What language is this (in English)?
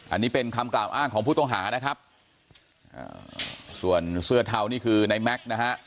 Thai